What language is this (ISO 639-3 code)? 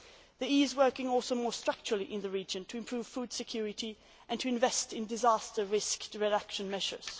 eng